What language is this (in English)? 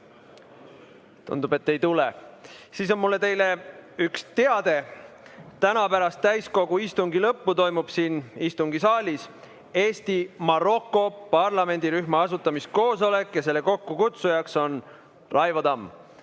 Estonian